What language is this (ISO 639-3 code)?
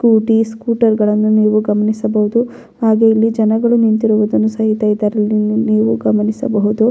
kan